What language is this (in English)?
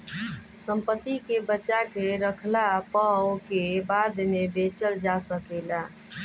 Bhojpuri